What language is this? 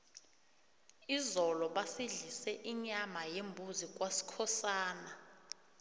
South Ndebele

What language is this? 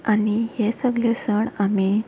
Konkani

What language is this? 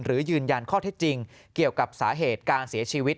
Thai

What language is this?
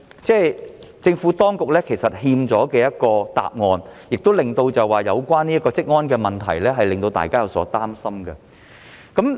Cantonese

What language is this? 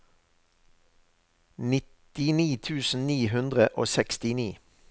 Norwegian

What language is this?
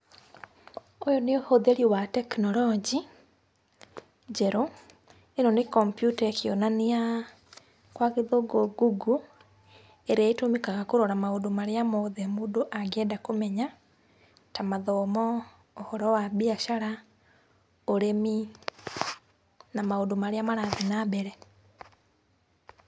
Kikuyu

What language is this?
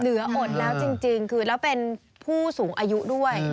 Thai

